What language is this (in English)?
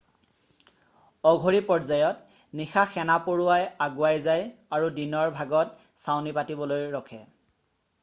Assamese